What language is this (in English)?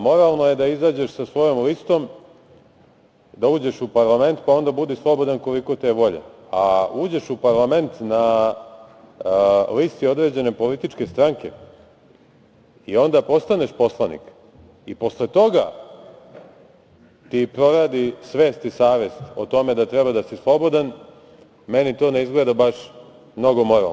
Serbian